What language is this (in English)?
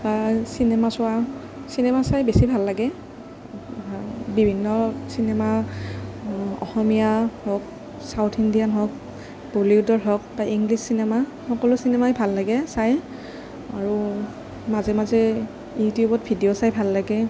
Assamese